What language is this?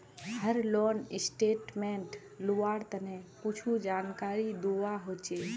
Magahi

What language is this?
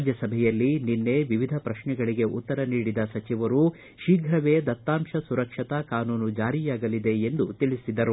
Kannada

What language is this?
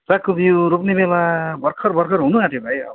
Nepali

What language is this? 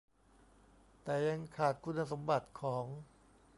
Thai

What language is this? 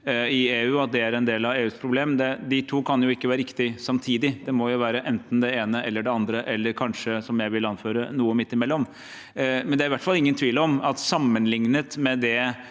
Norwegian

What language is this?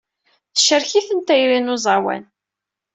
Kabyle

